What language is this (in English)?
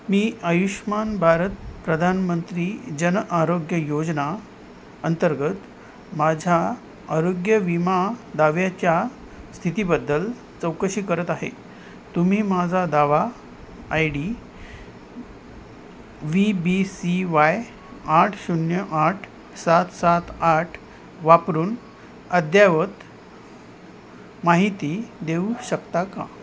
Marathi